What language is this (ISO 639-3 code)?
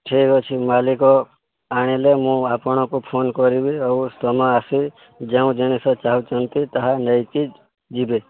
ori